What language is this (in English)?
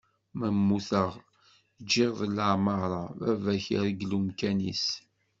Kabyle